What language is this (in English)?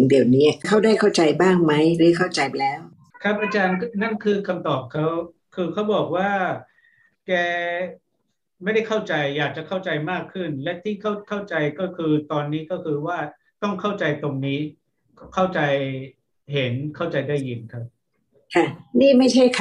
Thai